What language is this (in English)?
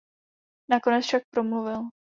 Czech